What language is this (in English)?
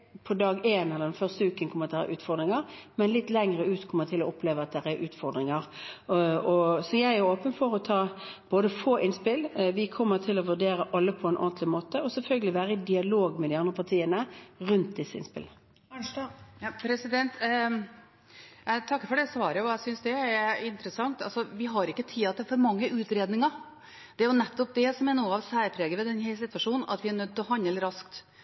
Norwegian